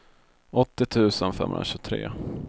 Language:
Swedish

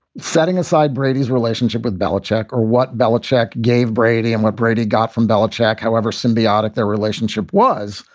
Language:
English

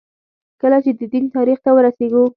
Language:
Pashto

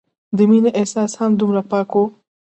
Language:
Pashto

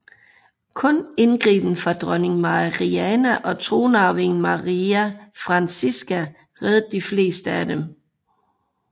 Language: Danish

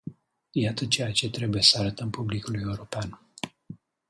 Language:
Romanian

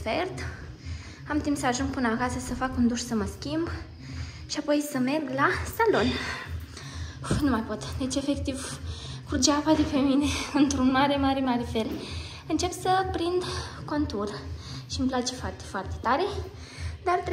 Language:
Romanian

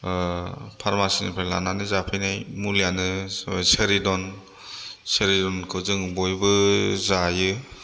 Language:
Bodo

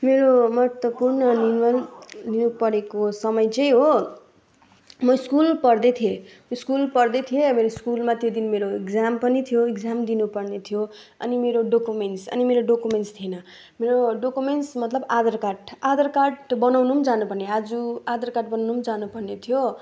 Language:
Nepali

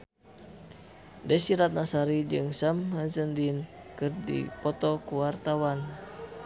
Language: Sundanese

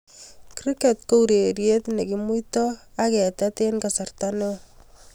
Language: Kalenjin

